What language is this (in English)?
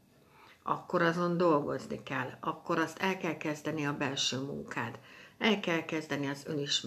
Hungarian